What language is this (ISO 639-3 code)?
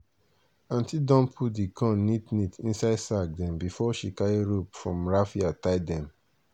pcm